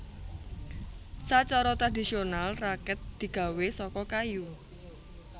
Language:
Javanese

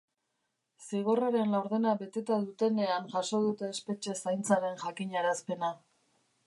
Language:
Basque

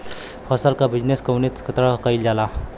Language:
Bhojpuri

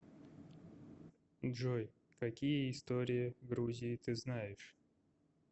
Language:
Russian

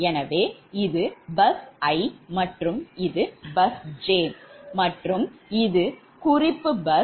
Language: Tamil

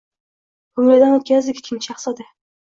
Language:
Uzbek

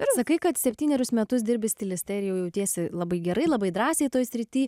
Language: Lithuanian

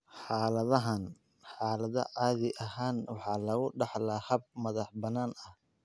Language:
Somali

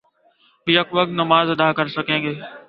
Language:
Urdu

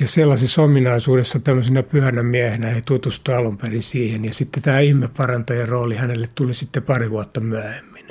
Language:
Finnish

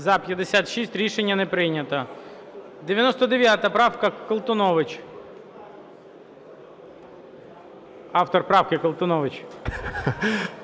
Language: Ukrainian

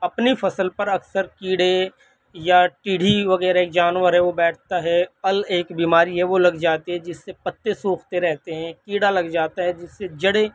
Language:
Urdu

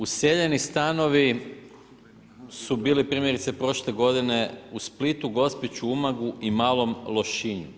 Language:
Croatian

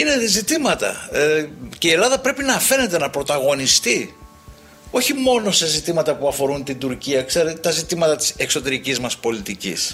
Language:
Greek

